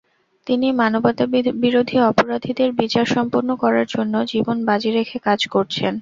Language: Bangla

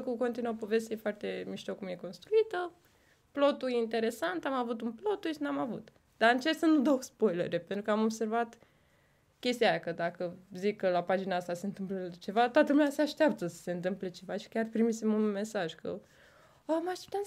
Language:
Romanian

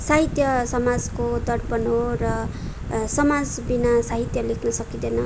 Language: Nepali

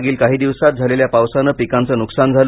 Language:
Marathi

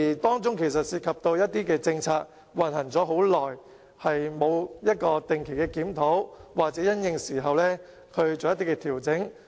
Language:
Cantonese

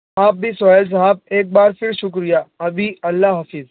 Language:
Urdu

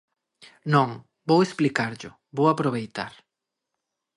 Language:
Galician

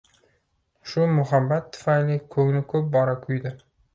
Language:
Uzbek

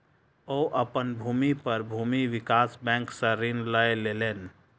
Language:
Maithili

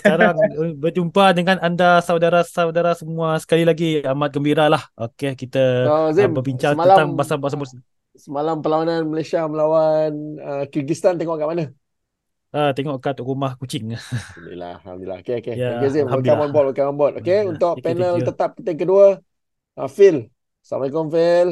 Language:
Malay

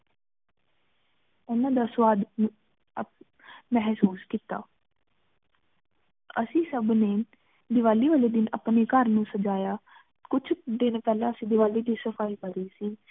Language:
Punjabi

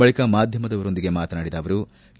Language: Kannada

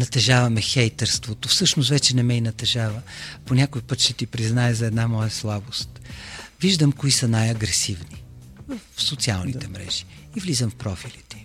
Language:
Bulgarian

